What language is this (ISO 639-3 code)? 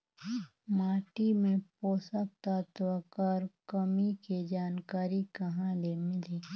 hne